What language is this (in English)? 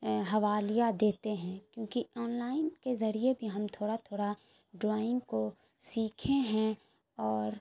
Urdu